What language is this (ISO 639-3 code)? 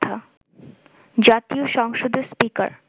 ben